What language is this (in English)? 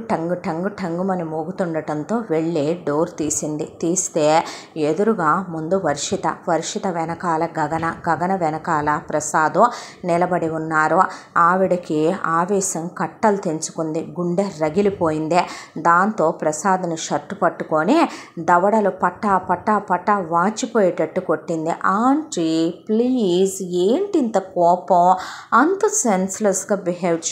Telugu